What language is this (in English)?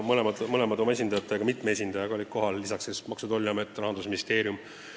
Estonian